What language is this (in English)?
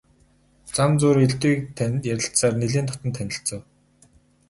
Mongolian